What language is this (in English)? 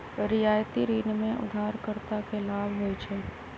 Magahi